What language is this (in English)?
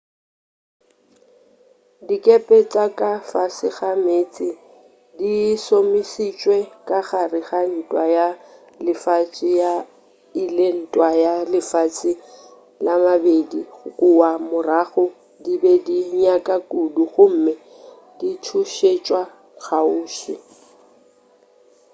Northern Sotho